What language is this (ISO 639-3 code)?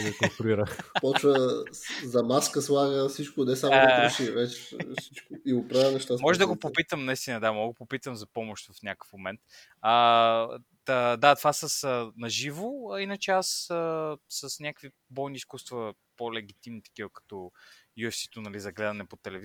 bul